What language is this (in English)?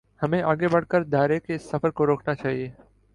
Urdu